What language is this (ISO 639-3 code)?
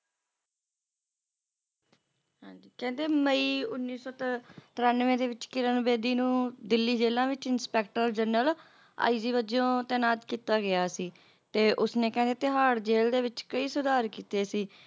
pan